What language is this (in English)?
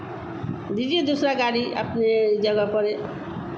Hindi